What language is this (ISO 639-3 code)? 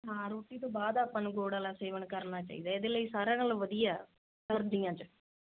pan